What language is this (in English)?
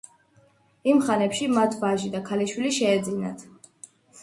Georgian